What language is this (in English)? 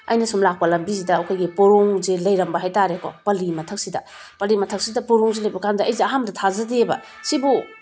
Manipuri